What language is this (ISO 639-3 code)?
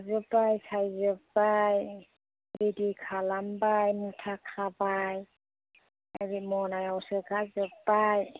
brx